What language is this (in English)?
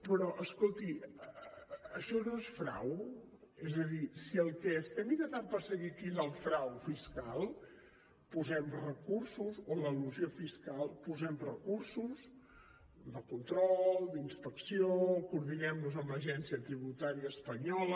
Catalan